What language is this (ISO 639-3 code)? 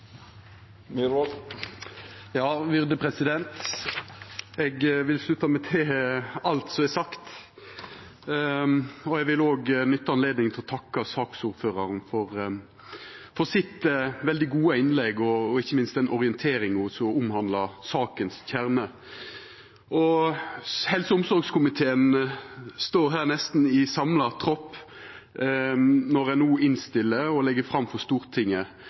nno